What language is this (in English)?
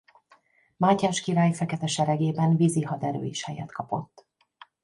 Hungarian